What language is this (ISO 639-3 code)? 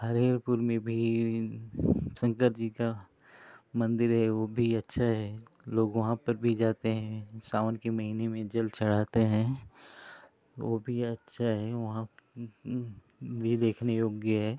hin